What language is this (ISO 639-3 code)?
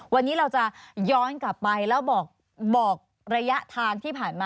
tha